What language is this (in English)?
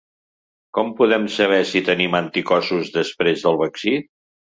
Catalan